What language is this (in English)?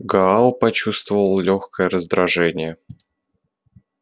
Russian